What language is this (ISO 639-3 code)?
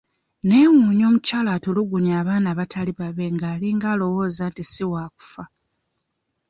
lug